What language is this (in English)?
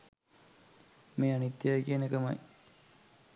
Sinhala